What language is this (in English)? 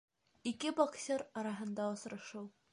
Bashkir